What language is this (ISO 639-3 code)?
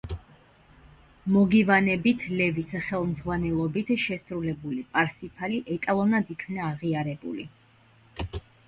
kat